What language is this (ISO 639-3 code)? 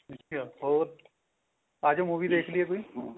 pan